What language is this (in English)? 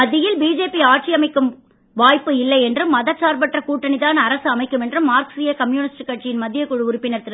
Tamil